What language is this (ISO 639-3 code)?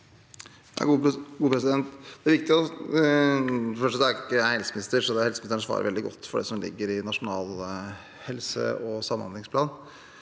nor